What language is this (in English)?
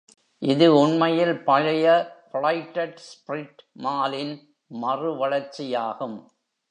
Tamil